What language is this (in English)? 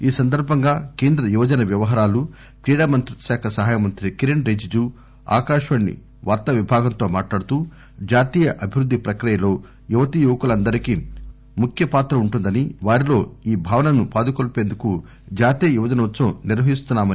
Telugu